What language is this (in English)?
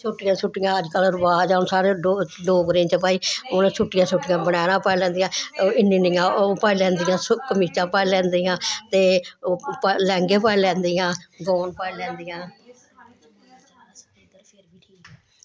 Dogri